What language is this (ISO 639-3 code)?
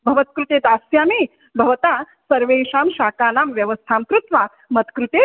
san